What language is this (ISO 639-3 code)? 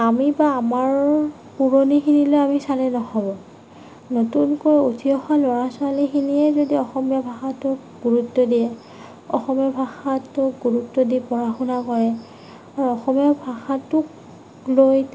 asm